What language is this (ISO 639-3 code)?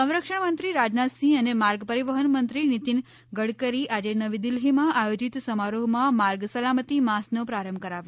guj